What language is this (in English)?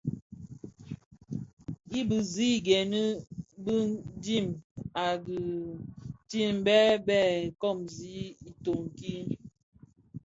Bafia